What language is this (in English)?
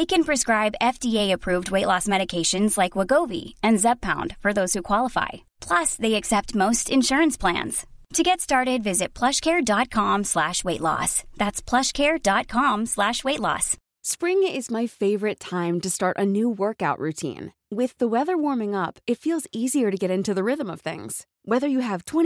Filipino